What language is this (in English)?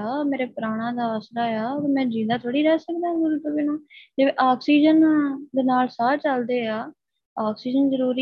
Punjabi